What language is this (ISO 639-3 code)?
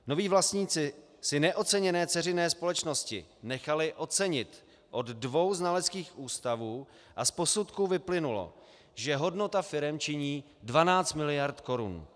ces